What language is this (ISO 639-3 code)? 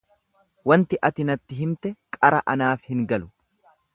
orm